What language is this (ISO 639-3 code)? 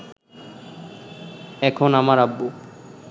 ben